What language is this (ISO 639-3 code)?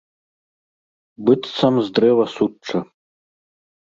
bel